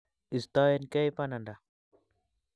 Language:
Kalenjin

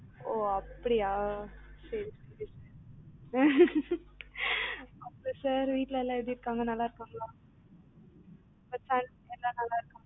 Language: Tamil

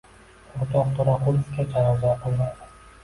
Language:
Uzbek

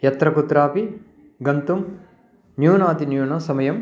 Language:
Sanskrit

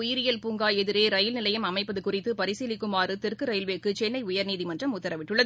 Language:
Tamil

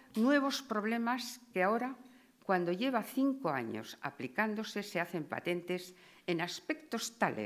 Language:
Spanish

